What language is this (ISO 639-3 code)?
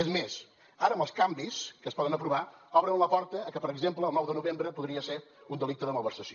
cat